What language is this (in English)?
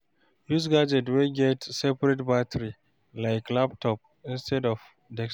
Nigerian Pidgin